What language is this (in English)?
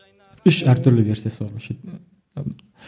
Kazakh